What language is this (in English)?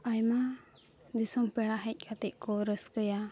Santali